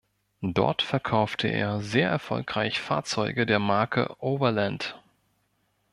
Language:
German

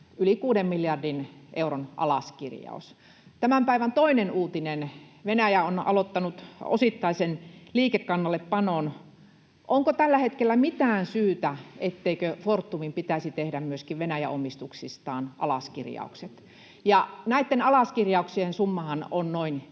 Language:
Finnish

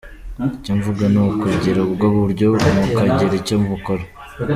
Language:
Kinyarwanda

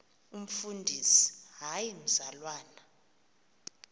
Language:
Xhosa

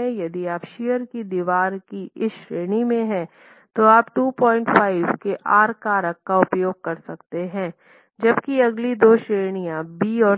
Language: Hindi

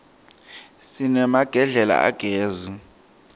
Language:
Swati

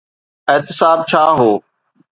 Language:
Sindhi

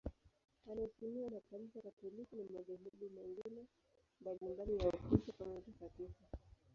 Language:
Swahili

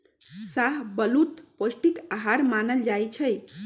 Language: Magahi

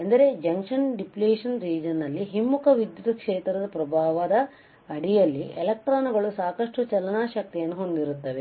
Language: Kannada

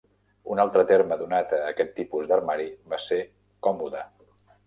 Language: Catalan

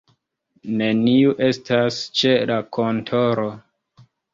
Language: Esperanto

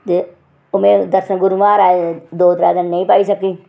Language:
Dogri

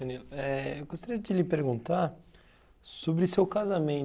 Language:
Portuguese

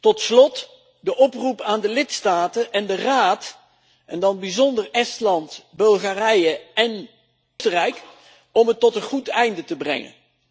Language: Dutch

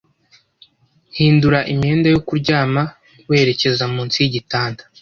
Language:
Kinyarwanda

